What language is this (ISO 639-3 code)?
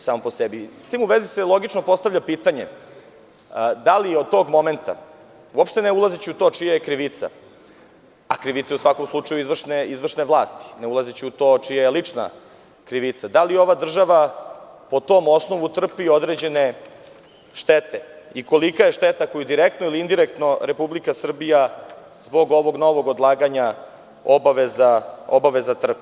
srp